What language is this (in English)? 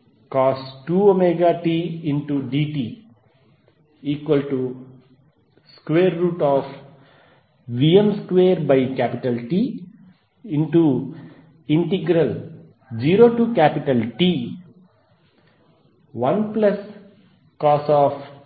Telugu